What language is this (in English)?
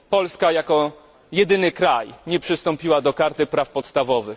Polish